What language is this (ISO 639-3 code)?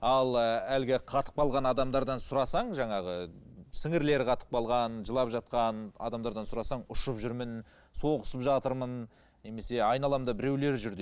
kaz